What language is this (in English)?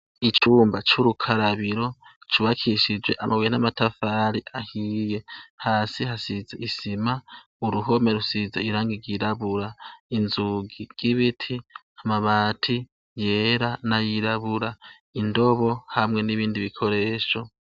Rundi